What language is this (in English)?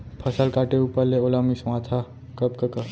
Chhattisgarhi